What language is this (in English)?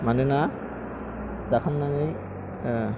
Bodo